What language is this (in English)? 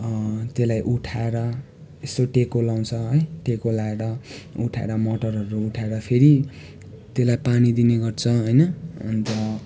Nepali